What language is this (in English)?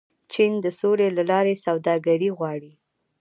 Pashto